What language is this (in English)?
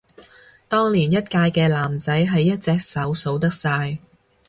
Cantonese